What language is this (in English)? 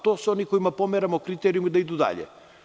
Serbian